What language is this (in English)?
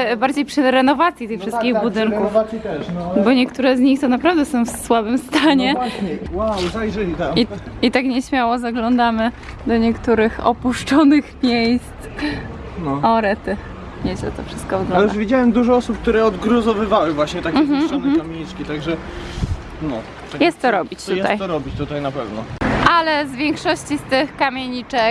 Polish